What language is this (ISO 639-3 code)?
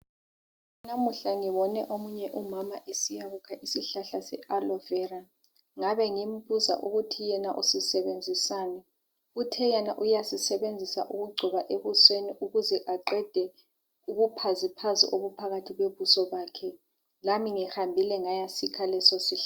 nde